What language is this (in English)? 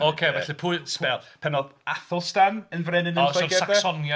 Welsh